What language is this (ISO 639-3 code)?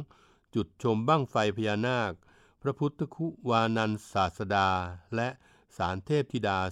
tha